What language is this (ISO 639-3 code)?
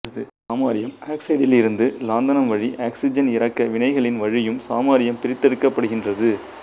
tam